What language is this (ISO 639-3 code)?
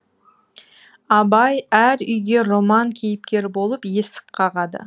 kaz